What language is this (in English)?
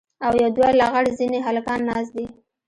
Pashto